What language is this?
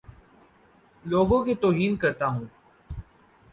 Urdu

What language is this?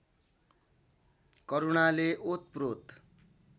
Nepali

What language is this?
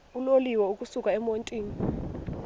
Xhosa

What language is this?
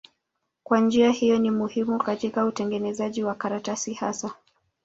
Swahili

